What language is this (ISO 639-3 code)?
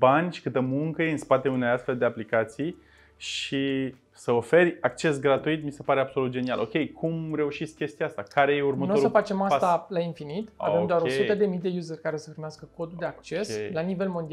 ron